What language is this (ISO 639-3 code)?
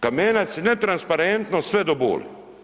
hrv